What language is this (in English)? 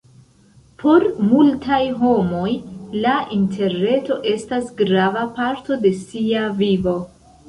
Esperanto